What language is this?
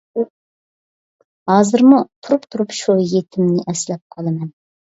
Uyghur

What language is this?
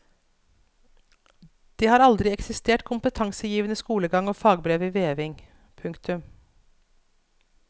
Norwegian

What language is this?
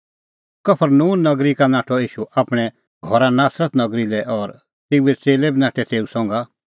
Kullu Pahari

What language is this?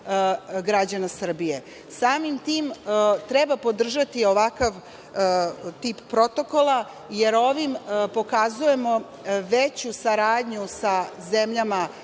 Serbian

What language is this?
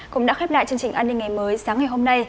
Vietnamese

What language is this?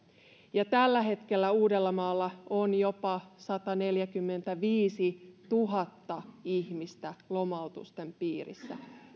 Finnish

